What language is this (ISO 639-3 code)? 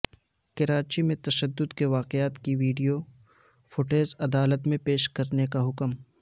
urd